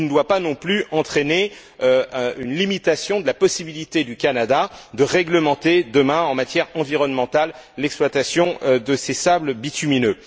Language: French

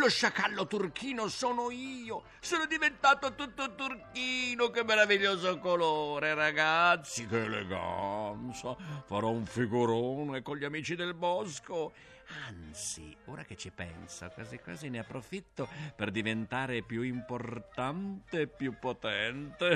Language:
Italian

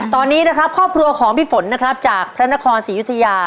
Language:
Thai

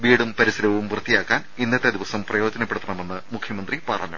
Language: Malayalam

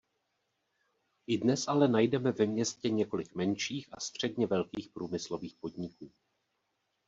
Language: Czech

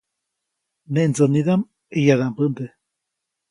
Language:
Copainalá Zoque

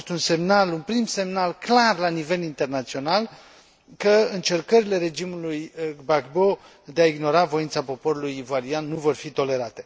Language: Romanian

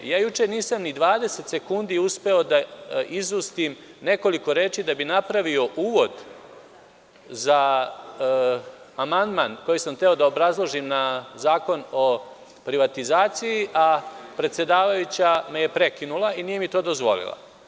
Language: Serbian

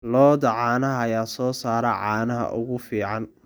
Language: Somali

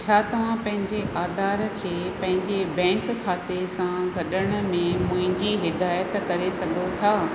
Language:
Sindhi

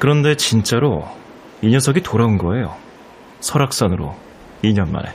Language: Korean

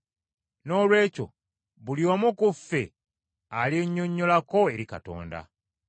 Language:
Ganda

